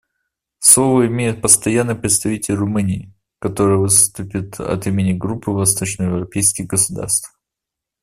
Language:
Russian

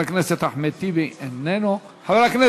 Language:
Hebrew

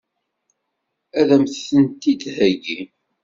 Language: Kabyle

